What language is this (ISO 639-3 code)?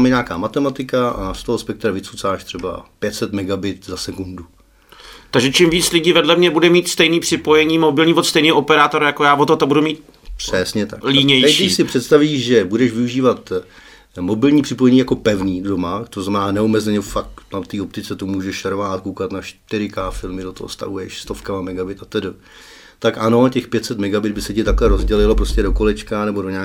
ces